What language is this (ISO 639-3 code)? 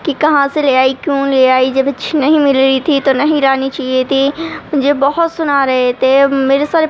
urd